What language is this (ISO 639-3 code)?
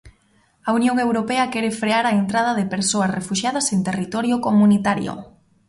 glg